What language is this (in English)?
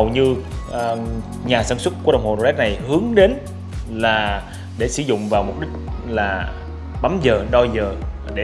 Vietnamese